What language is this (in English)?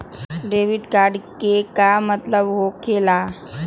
Magahi